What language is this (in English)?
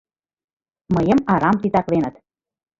Mari